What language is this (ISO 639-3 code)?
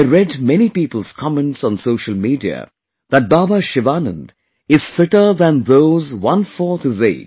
eng